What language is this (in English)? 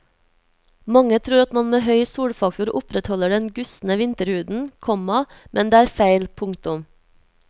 Norwegian